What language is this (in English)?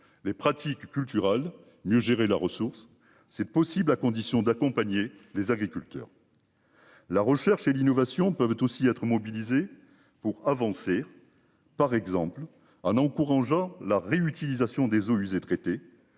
French